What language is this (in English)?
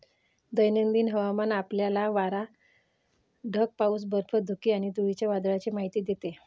Marathi